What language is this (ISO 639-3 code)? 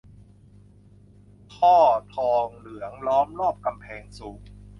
tha